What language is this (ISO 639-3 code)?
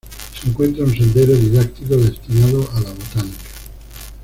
spa